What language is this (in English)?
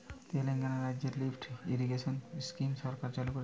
Bangla